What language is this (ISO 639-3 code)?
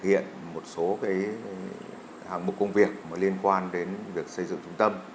vie